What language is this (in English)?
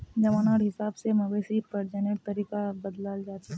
Magahi